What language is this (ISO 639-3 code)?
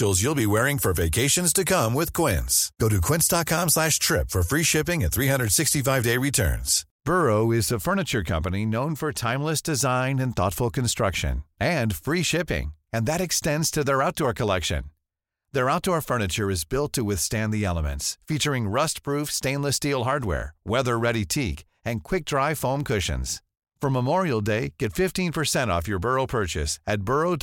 fas